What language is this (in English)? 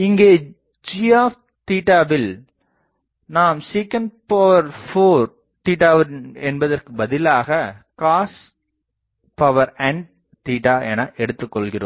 Tamil